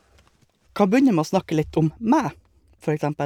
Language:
Norwegian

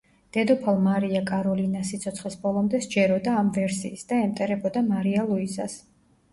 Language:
Georgian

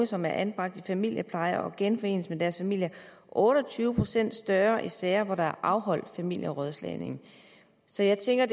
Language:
Danish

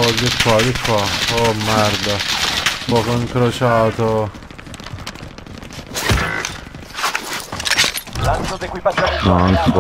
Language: Italian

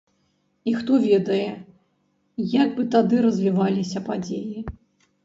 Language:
Belarusian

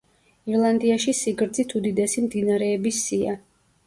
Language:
Georgian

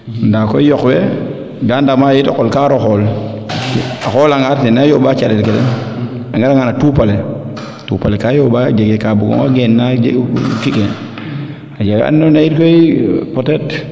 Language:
Serer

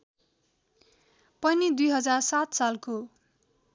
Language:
Nepali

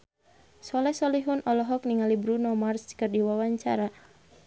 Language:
Sundanese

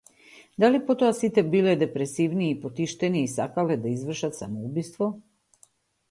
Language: Macedonian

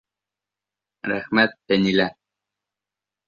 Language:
Bashkir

